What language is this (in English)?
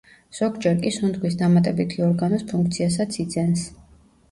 Georgian